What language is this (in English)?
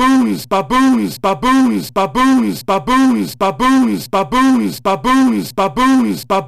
Swedish